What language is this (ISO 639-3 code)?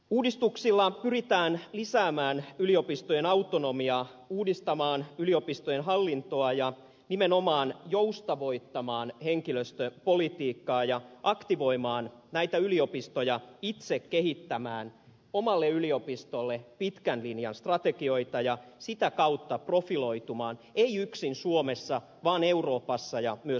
fin